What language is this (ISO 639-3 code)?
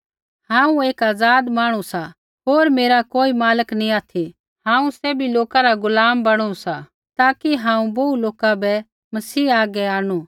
kfx